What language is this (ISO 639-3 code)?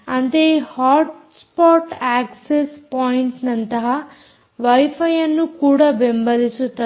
kan